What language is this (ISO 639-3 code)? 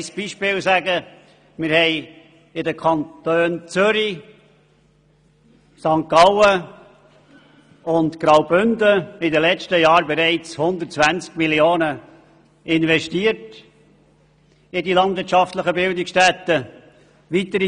gsw